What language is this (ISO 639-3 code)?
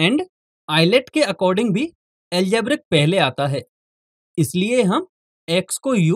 hin